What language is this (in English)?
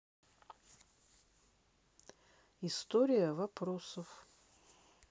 Russian